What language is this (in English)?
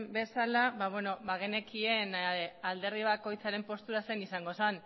Basque